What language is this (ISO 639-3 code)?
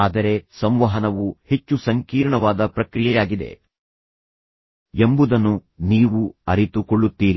kan